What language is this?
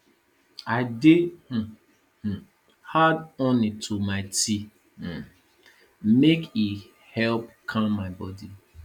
Nigerian Pidgin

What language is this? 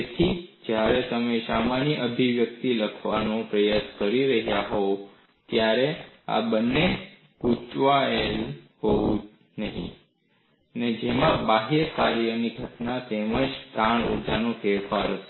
Gujarati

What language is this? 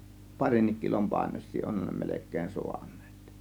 Finnish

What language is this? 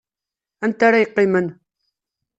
Kabyle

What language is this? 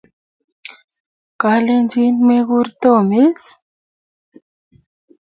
Kalenjin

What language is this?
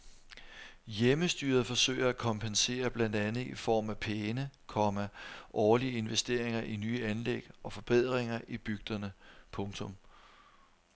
Danish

